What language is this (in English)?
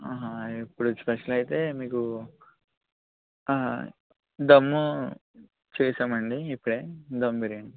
Telugu